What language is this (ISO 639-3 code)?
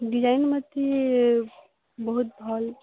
ori